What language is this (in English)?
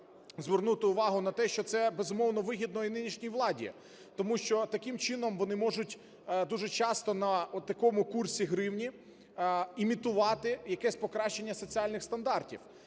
Ukrainian